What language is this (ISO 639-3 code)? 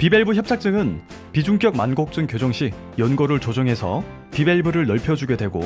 kor